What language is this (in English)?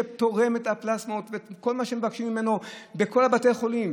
Hebrew